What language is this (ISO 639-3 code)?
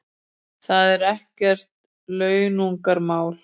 isl